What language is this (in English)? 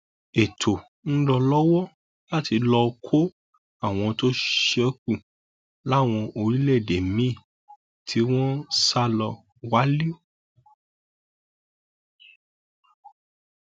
Yoruba